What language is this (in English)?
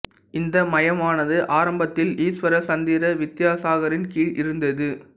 Tamil